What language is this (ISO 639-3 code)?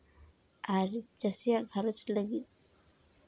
sat